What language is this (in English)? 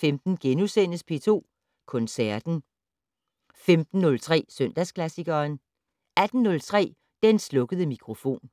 Danish